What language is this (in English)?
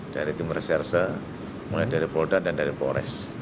Indonesian